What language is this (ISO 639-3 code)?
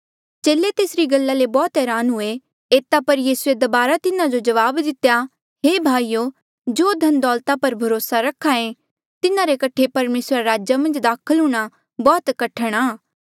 mjl